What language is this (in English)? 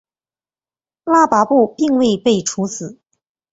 Chinese